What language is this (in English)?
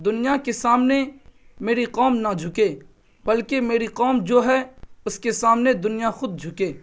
Urdu